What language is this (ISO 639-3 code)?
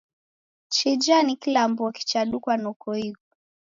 dav